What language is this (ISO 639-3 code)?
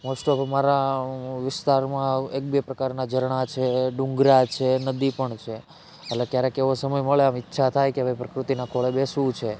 guj